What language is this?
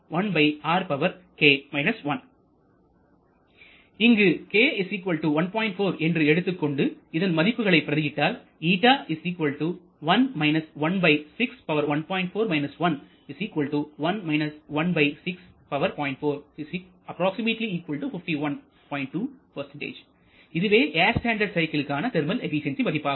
Tamil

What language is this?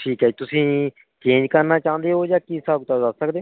Punjabi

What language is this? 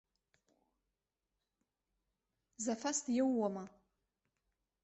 Abkhazian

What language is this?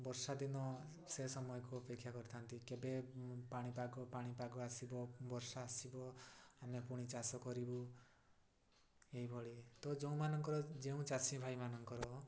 Odia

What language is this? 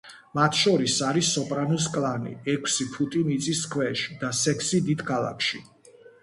Georgian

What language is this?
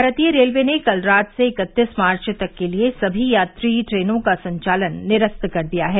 Hindi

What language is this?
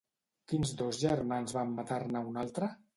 Catalan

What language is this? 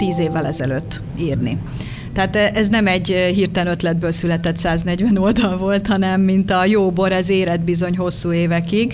Hungarian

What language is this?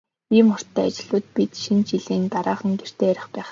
Mongolian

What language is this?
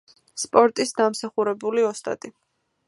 Georgian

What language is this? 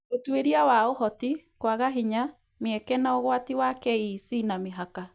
Kikuyu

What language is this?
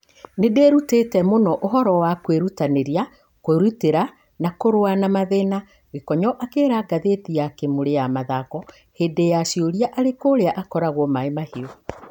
Kikuyu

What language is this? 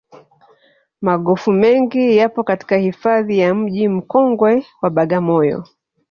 Swahili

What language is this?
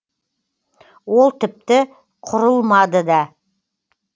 Kazakh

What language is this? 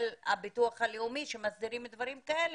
Hebrew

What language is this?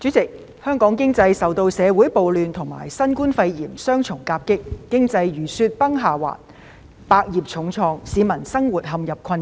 Cantonese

